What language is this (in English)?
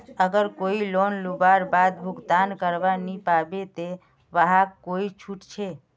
Magahi